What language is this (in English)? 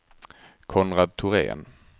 Swedish